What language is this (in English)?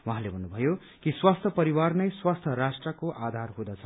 Nepali